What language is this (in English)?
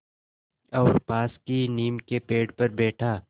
Hindi